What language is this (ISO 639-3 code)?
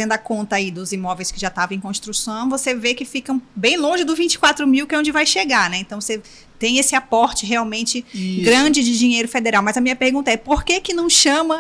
por